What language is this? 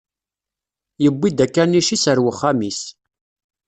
Kabyle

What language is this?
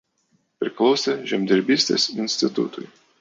Lithuanian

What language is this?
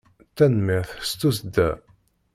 Kabyle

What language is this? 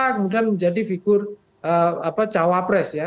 Indonesian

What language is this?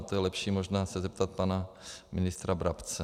Czech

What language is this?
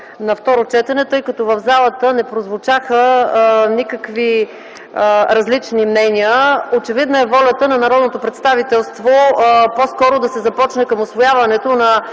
Bulgarian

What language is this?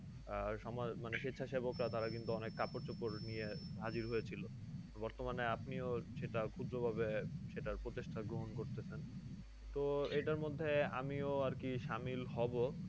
Bangla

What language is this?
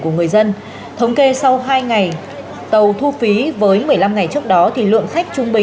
Vietnamese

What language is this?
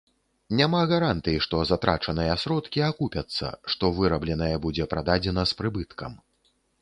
Belarusian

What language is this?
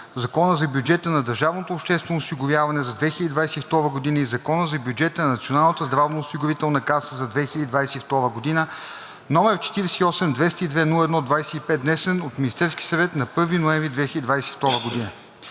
Bulgarian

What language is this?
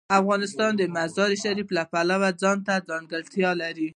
Pashto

